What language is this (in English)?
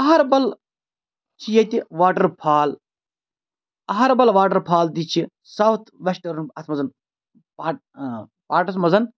Kashmiri